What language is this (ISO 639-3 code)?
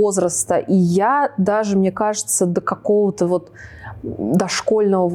rus